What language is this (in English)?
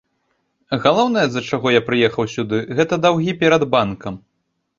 Belarusian